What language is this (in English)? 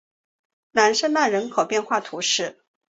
Chinese